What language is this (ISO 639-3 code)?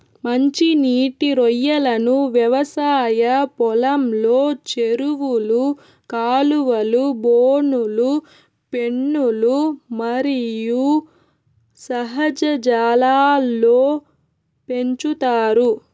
tel